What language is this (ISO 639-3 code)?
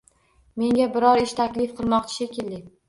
uzb